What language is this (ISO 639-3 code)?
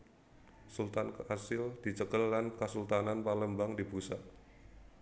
jav